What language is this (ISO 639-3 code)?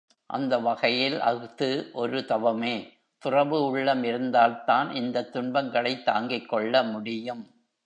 tam